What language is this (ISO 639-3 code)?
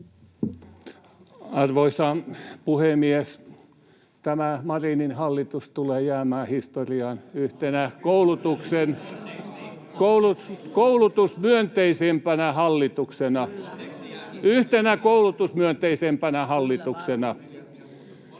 fin